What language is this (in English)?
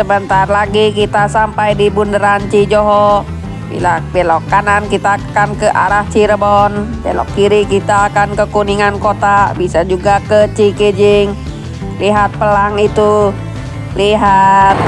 Indonesian